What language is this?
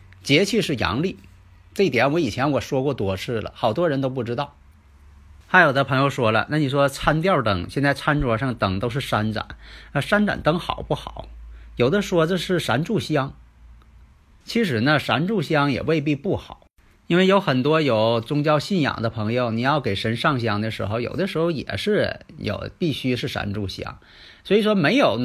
Chinese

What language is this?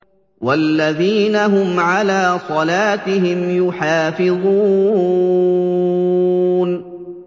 Arabic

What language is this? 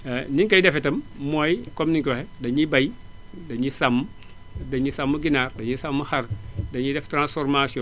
Wolof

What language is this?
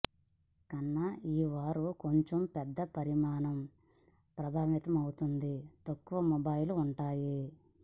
Telugu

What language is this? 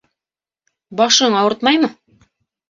Bashkir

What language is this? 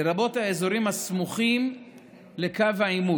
Hebrew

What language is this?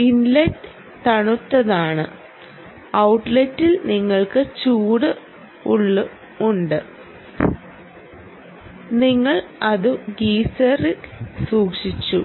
Malayalam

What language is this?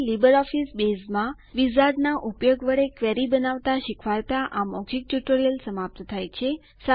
Gujarati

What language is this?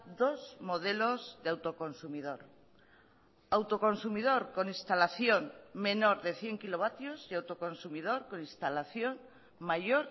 Spanish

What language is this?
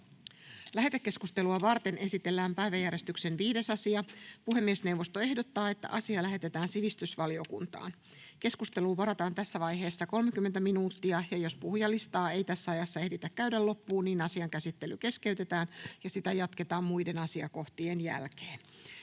Finnish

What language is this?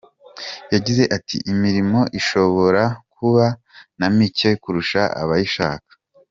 Kinyarwanda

